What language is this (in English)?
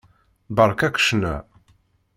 Kabyle